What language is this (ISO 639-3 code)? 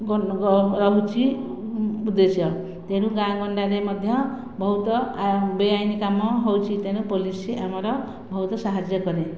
ori